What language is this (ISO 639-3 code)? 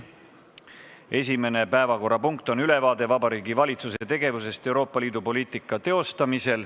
est